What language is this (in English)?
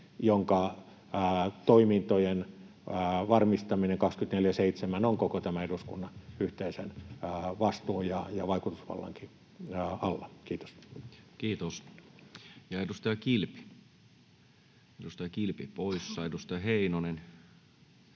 Finnish